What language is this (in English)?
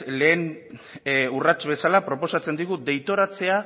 Basque